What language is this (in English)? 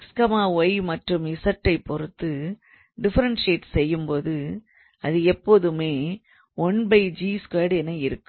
Tamil